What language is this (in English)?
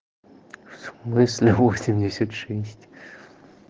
Russian